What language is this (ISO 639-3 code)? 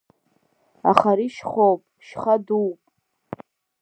abk